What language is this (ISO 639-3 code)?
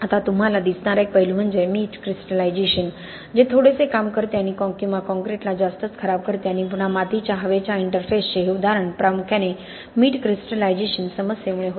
mar